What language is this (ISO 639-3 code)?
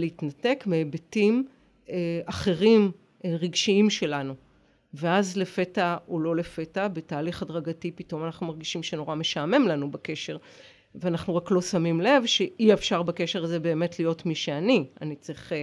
heb